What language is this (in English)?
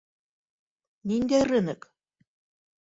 Bashkir